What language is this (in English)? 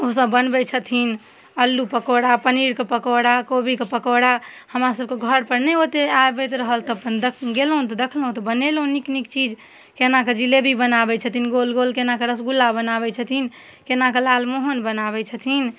Maithili